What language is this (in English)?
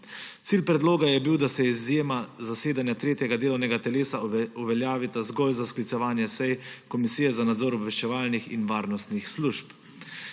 Slovenian